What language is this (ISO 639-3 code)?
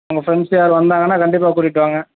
tam